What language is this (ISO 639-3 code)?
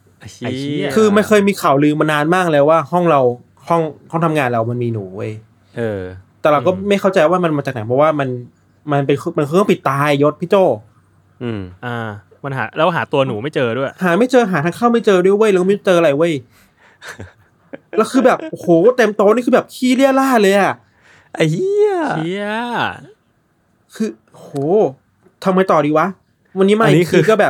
tha